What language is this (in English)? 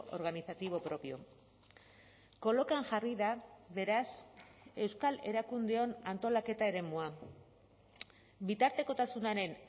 Basque